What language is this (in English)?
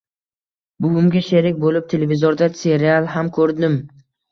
Uzbek